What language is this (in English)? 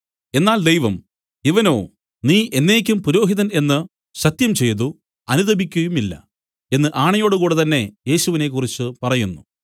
Malayalam